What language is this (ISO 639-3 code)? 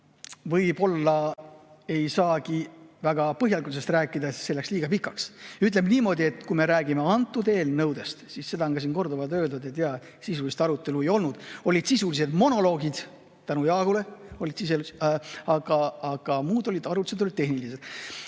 est